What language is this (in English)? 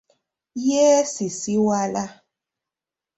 Ganda